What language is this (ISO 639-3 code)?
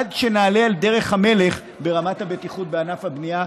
heb